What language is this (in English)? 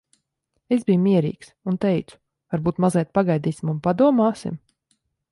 Latvian